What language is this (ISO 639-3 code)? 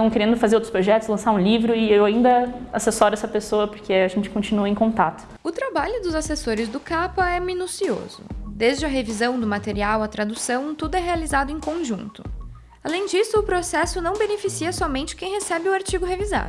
por